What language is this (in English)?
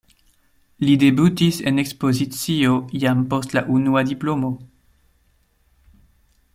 Esperanto